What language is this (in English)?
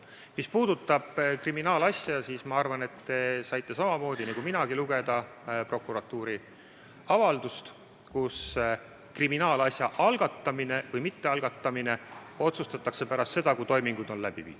Estonian